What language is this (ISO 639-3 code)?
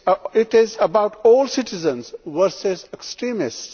eng